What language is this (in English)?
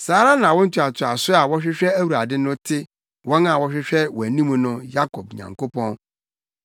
Akan